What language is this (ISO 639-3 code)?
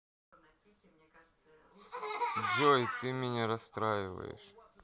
rus